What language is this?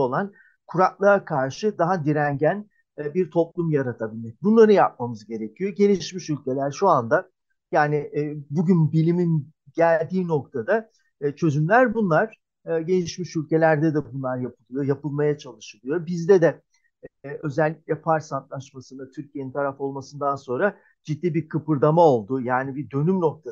Turkish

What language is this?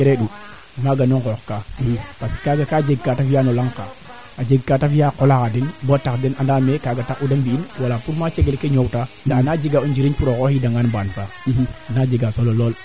Serer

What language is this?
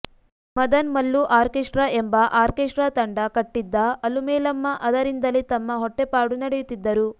Kannada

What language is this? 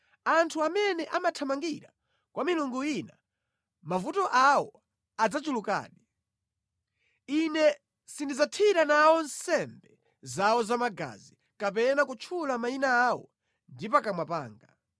Nyanja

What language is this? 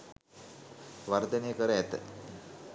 Sinhala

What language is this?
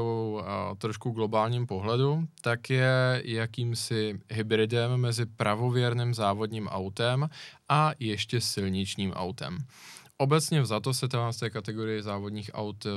Czech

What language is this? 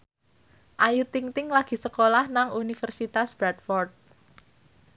Javanese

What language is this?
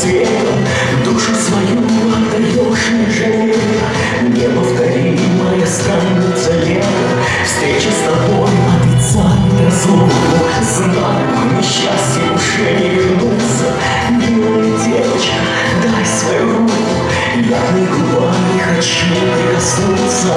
Russian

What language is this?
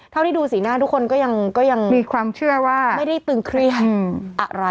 Thai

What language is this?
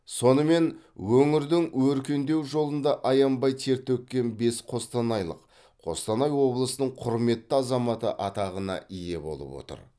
Kazakh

